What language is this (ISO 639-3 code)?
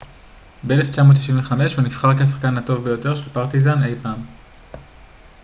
heb